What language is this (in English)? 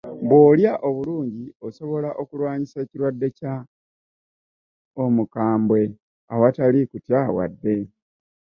Ganda